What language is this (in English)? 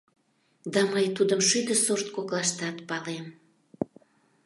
Mari